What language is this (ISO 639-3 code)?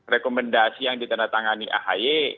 ind